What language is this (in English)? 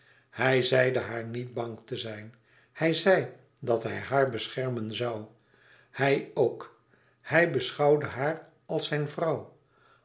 Dutch